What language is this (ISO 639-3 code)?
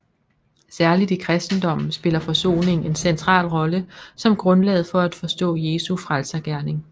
dan